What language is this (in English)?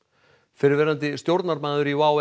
Icelandic